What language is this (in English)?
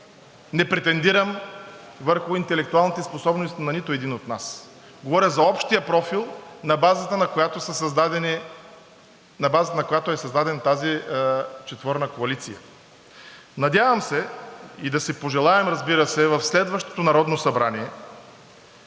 Bulgarian